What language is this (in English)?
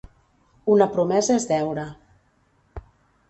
Catalan